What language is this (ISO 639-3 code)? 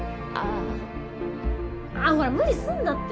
jpn